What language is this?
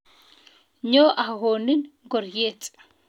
Kalenjin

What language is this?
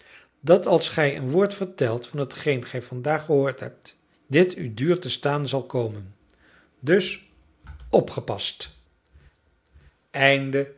Dutch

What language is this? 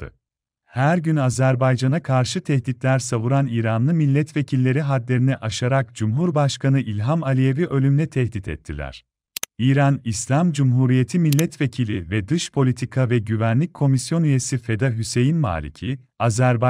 Turkish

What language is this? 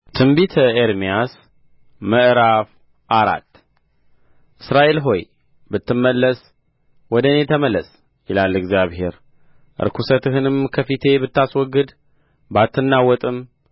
Amharic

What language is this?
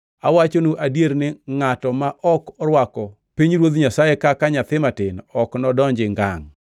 Luo (Kenya and Tanzania)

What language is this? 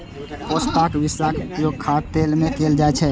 Maithili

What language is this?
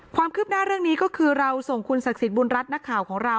Thai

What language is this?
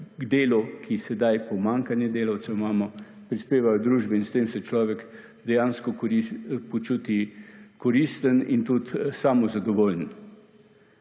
Slovenian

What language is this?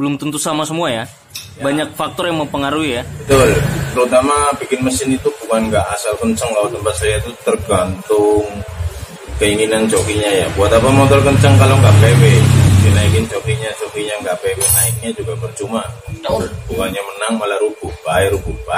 Indonesian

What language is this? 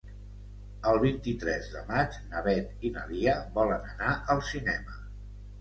Catalan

